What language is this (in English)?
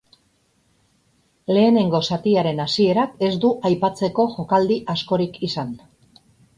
Basque